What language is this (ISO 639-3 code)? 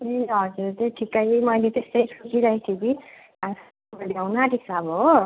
nep